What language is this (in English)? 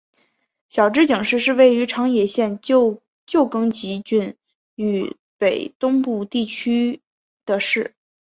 Chinese